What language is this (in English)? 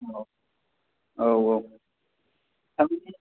Bodo